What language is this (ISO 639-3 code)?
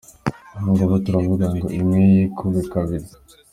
kin